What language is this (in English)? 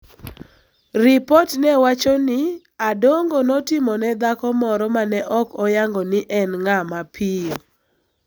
Luo (Kenya and Tanzania)